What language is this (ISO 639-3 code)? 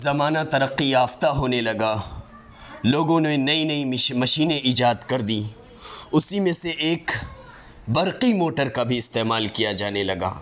urd